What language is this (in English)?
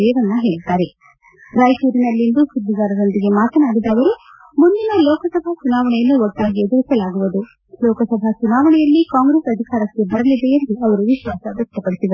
Kannada